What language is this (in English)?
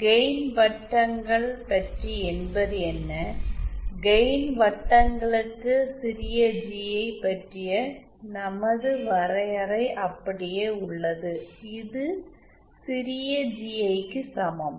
Tamil